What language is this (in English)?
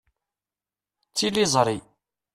Kabyle